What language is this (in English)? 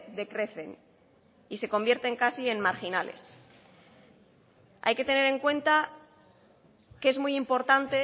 Spanish